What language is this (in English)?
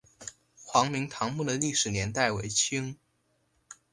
Chinese